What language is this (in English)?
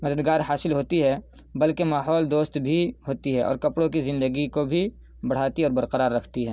Urdu